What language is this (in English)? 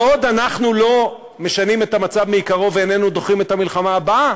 Hebrew